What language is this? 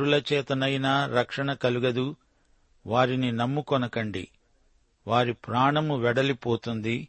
Telugu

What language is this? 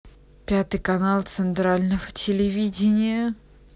Russian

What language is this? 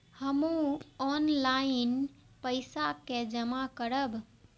Maithili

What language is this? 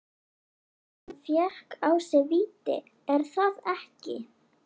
Icelandic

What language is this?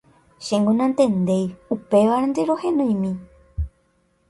Guarani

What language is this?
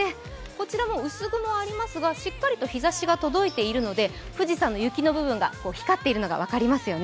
Japanese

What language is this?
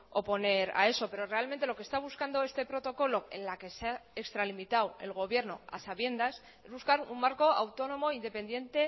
Spanish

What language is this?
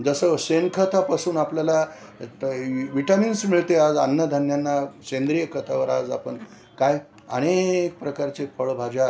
Marathi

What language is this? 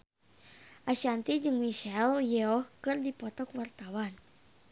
Sundanese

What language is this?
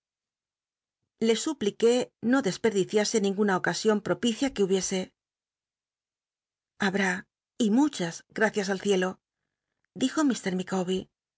Spanish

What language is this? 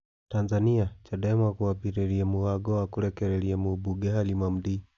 Kikuyu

